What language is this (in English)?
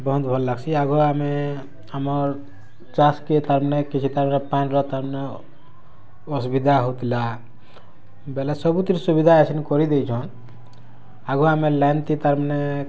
Odia